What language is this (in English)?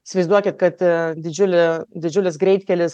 Lithuanian